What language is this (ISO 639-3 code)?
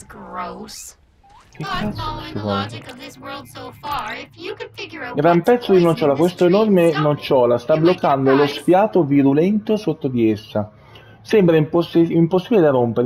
ita